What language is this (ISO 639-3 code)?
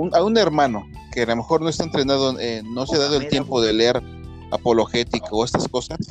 spa